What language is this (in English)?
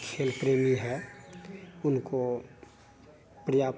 Hindi